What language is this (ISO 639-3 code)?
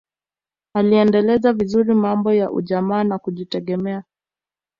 swa